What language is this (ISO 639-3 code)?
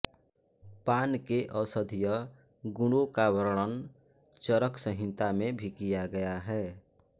hin